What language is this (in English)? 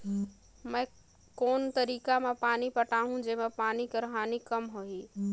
Chhattisgarhi